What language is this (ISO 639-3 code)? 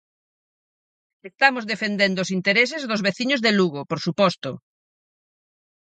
glg